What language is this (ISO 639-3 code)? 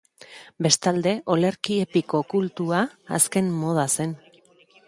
eus